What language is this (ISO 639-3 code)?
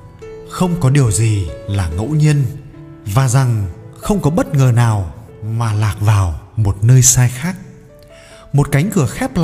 vie